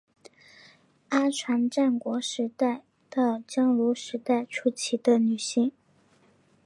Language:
Chinese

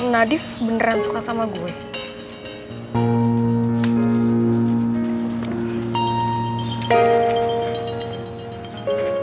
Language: Indonesian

